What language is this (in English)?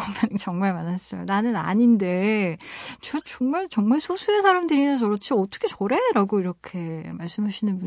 Korean